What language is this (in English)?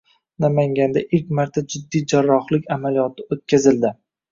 Uzbek